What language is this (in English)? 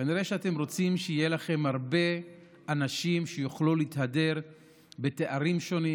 Hebrew